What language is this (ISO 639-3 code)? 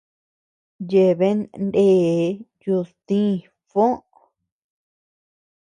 cux